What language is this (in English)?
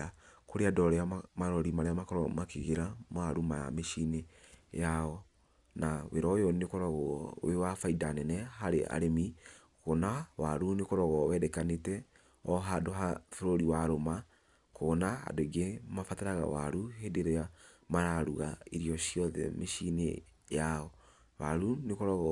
Kikuyu